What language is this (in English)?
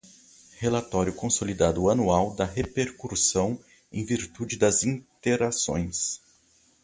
Portuguese